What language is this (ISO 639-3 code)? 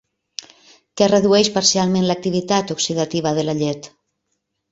cat